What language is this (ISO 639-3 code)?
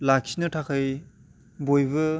brx